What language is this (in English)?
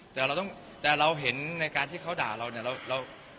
Thai